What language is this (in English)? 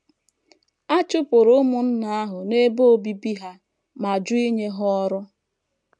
Igbo